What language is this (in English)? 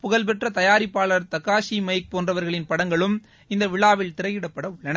Tamil